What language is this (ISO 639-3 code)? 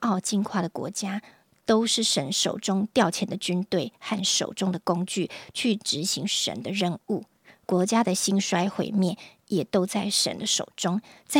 zho